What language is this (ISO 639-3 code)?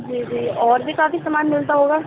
urd